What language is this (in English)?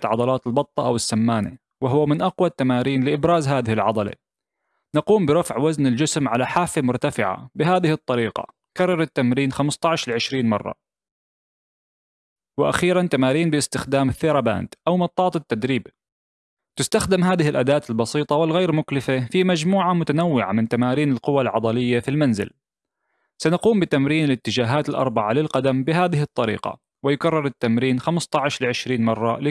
Arabic